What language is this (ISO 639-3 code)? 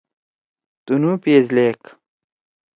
trw